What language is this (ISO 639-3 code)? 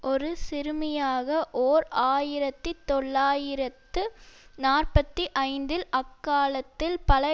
tam